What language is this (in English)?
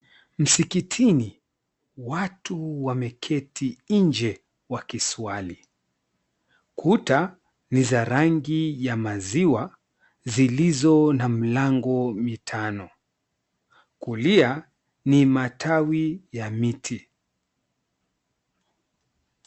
Swahili